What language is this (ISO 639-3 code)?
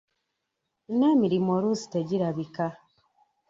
lug